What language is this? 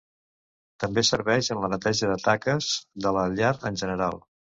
Catalan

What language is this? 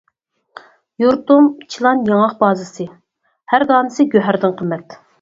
Uyghur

